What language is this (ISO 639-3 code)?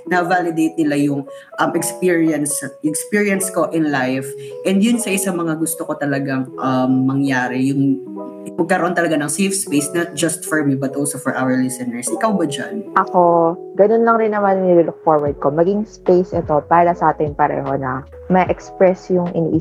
fil